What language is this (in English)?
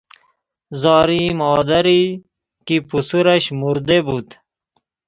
Persian